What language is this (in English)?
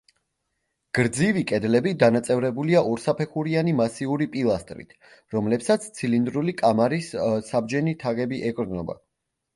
Georgian